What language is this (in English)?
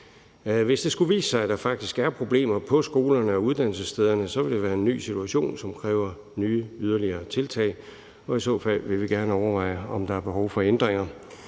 Danish